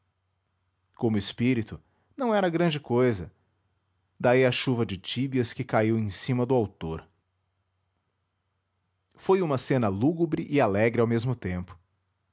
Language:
Portuguese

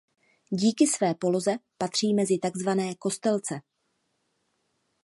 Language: Czech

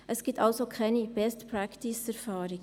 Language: Swiss German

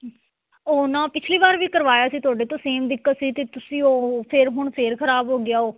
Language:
Punjabi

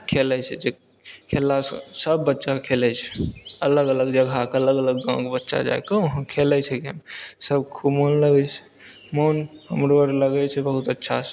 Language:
Maithili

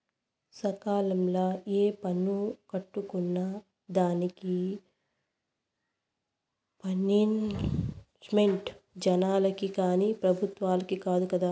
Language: Telugu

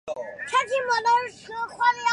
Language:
Chinese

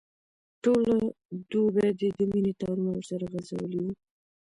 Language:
Pashto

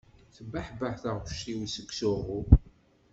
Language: Kabyle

